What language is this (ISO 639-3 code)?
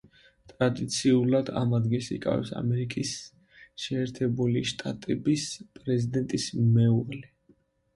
kat